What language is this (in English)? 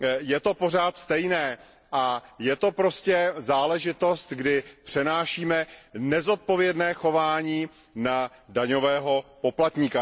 Czech